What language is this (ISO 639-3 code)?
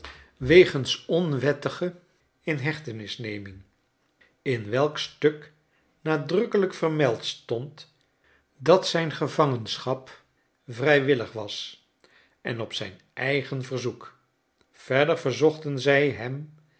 nld